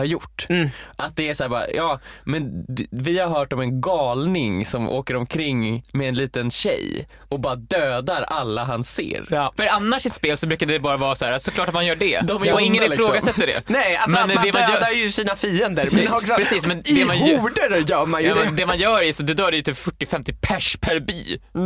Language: Swedish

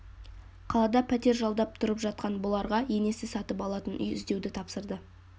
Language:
Kazakh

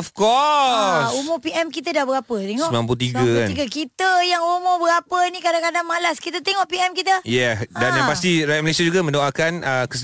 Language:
Malay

